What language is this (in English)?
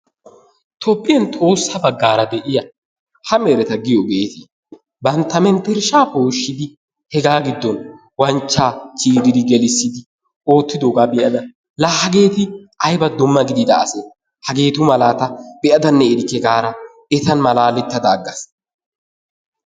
Wolaytta